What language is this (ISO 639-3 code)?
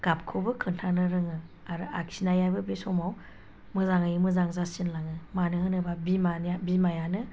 brx